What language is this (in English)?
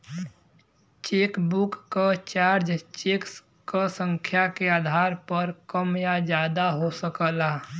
Bhojpuri